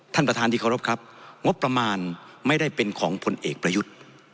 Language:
Thai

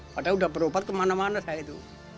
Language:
Indonesian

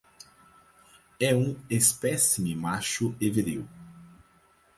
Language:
Portuguese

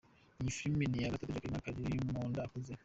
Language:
Kinyarwanda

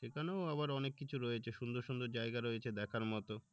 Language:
Bangla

